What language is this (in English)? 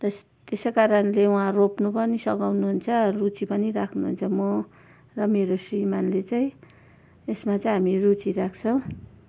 Nepali